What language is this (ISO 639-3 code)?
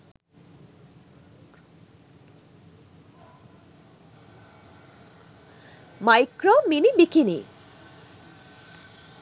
sin